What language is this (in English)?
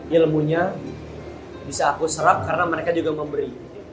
Indonesian